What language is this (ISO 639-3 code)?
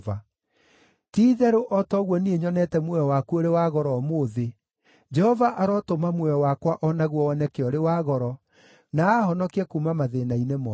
kik